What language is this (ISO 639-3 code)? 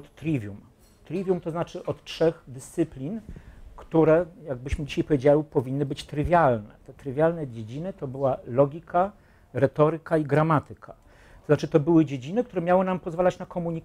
pol